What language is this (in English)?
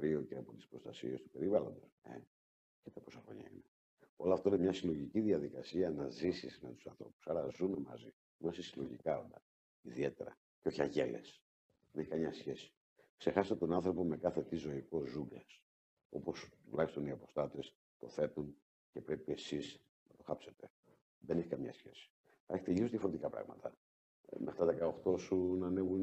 Greek